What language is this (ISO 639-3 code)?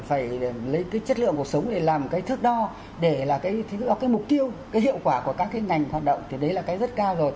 vie